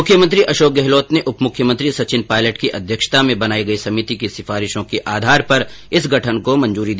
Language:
Hindi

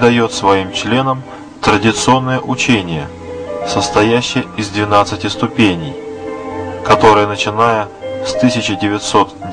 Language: Russian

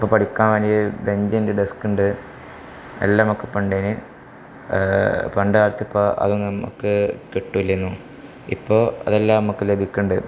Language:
Malayalam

